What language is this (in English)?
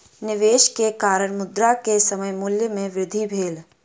Maithili